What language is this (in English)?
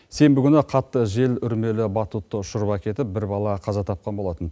Kazakh